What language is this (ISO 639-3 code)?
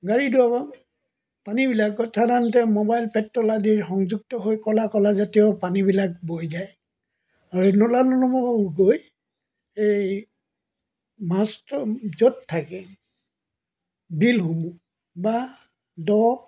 asm